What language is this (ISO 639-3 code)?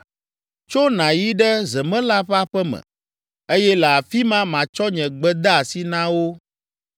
ewe